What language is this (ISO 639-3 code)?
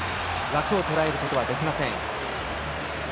jpn